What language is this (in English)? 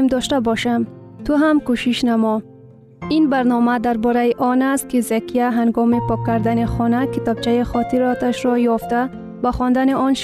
Persian